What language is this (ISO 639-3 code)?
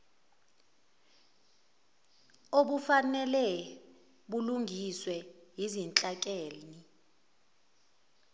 zul